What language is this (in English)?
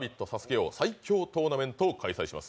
Japanese